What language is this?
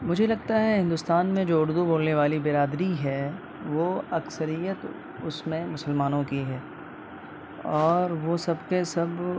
Urdu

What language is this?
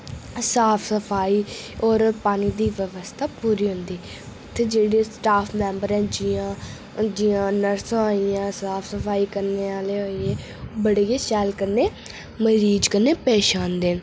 Dogri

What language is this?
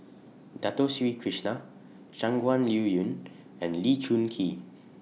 English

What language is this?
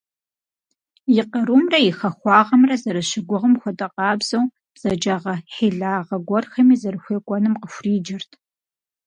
Kabardian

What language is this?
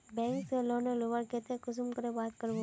Magahi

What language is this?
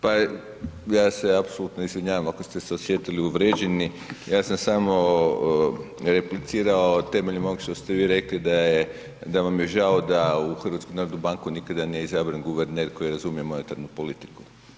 Croatian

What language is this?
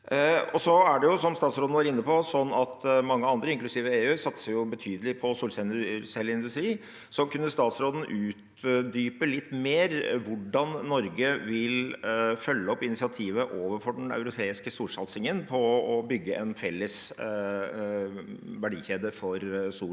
Norwegian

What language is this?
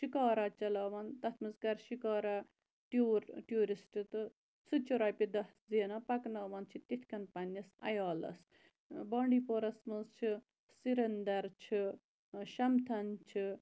Kashmiri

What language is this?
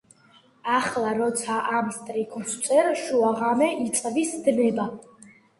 Georgian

